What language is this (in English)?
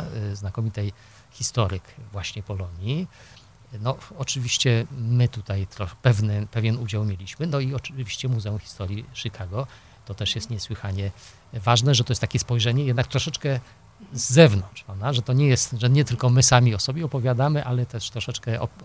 Polish